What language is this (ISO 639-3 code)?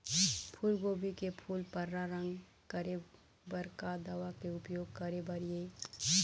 hne